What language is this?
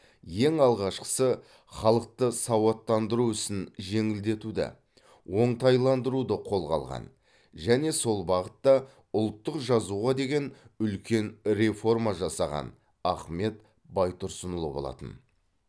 Kazakh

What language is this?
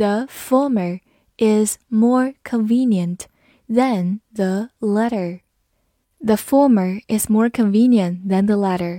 Chinese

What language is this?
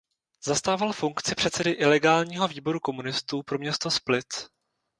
Czech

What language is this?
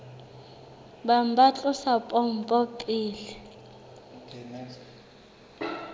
Southern Sotho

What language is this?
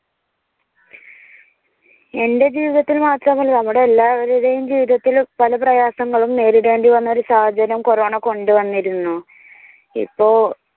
Malayalam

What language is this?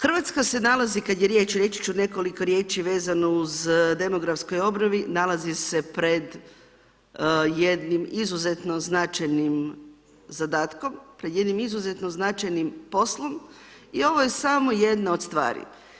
Croatian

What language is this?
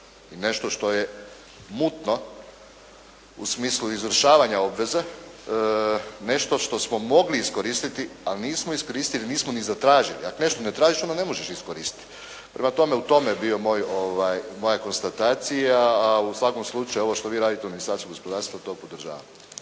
Croatian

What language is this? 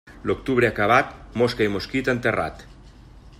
Catalan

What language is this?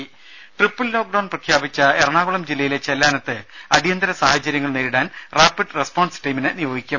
Malayalam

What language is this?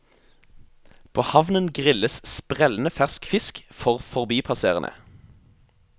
Norwegian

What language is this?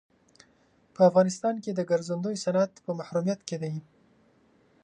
Pashto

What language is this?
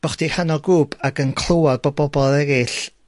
Welsh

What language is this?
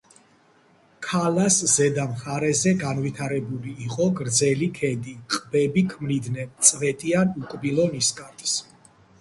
Georgian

